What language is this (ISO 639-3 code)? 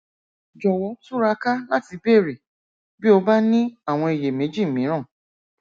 yor